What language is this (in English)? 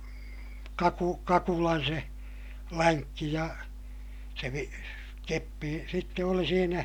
Finnish